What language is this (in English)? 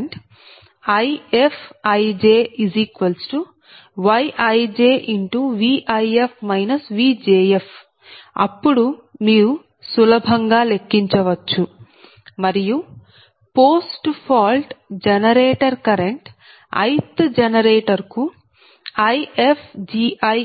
Telugu